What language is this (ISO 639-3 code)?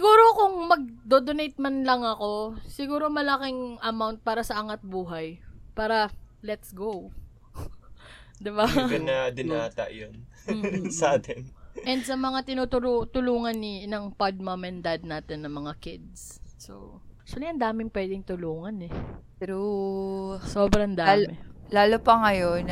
fil